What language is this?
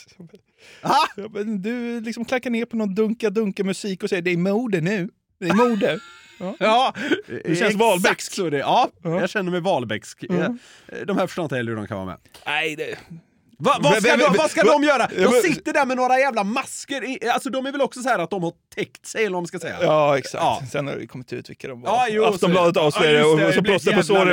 Swedish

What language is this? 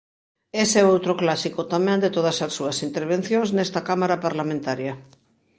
Galician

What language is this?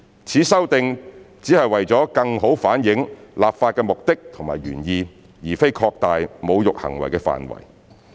Cantonese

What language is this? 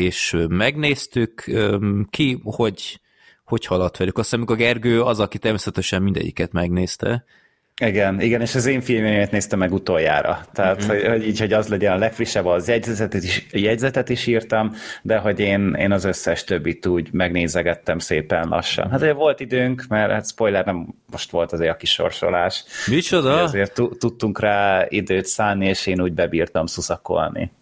Hungarian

